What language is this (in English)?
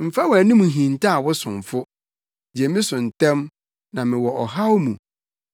Akan